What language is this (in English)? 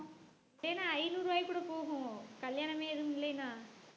Tamil